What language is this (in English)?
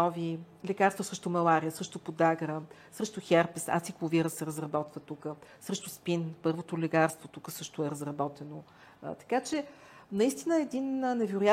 Bulgarian